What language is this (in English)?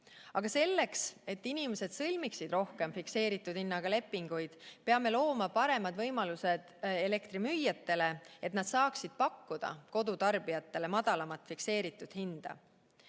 Estonian